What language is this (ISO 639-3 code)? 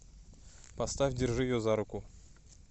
rus